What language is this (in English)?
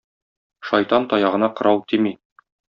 Tatar